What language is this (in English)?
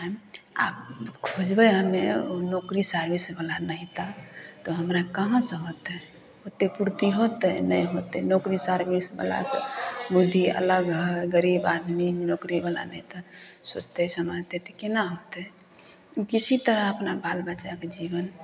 Maithili